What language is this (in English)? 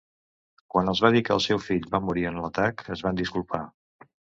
Catalan